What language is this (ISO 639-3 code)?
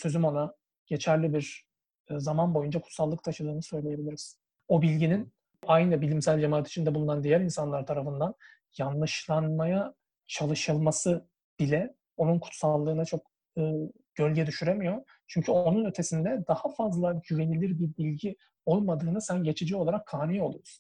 tur